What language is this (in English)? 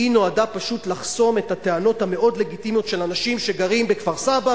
Hebrew